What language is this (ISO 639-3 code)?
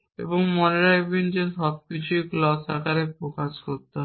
ben